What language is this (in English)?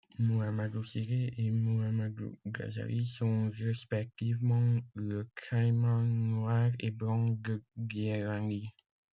French